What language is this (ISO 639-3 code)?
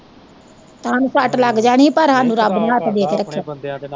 pan